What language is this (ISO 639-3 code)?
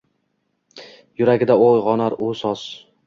uzb